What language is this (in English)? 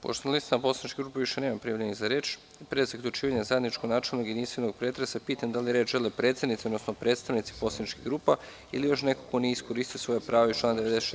Serbian